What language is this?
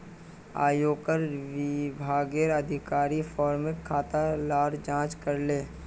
Magahi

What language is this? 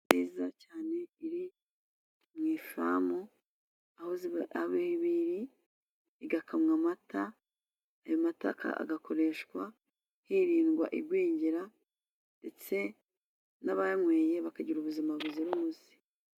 Kinyarwanda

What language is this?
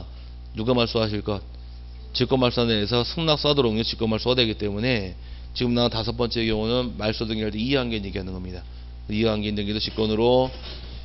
Korean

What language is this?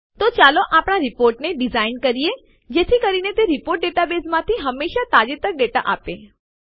Gujarati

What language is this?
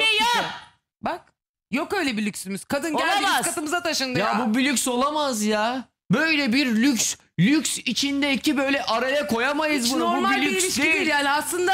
Turkish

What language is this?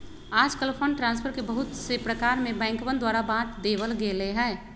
Magahi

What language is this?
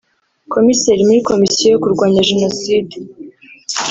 Kinyarwanda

